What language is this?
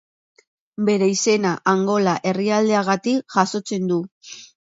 Basque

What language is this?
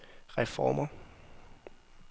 Danish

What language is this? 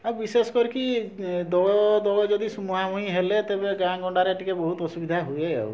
Odia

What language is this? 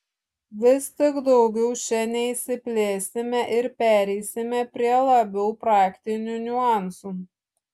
Lithuanian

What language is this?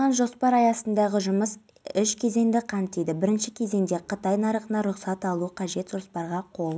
Kazakh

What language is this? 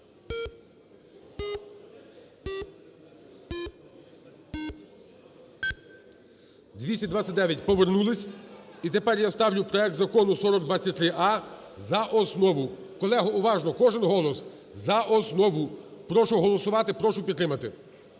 Ukrainian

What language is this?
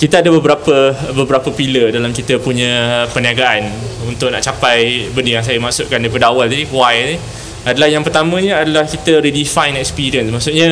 Malay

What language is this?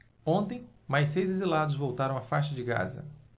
Portuguese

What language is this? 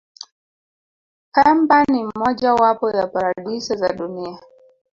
Swahili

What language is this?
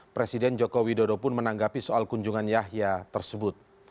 Indonesian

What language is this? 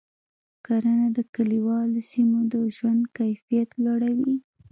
Pashto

